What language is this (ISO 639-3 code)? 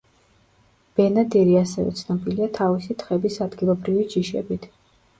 kat